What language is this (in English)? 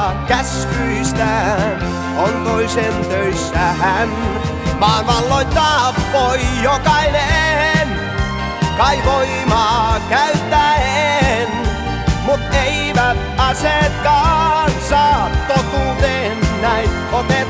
Finnish